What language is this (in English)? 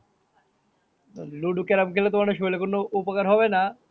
Bangla